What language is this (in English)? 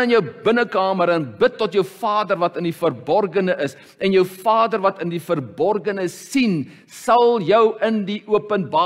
Dutch